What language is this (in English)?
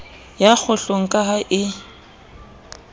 Southern Sotho